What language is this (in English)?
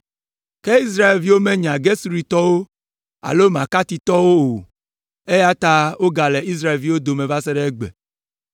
Ewe